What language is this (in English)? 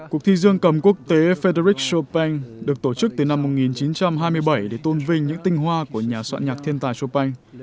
Vietnamese